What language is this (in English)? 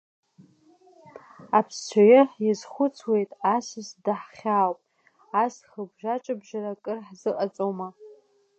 Abkhazian